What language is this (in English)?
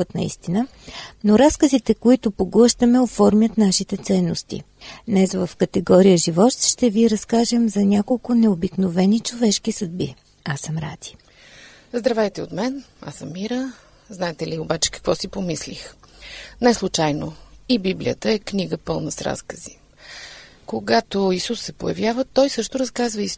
Bulgarian